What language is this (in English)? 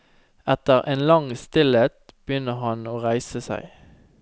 Norwegian